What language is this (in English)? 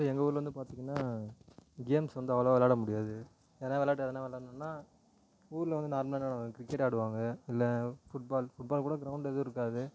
Tamil